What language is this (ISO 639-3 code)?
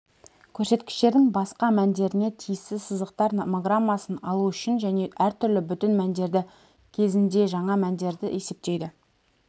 kaz